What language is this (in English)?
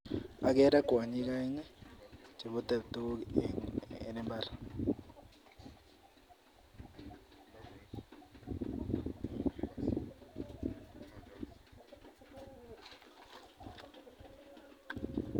Kalenjin